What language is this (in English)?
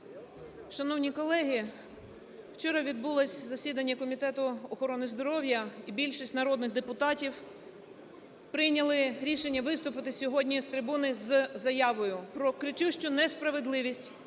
Ukrainian